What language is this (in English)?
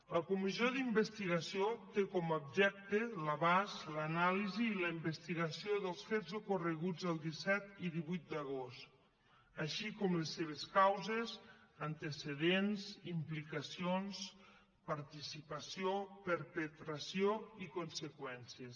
Catalan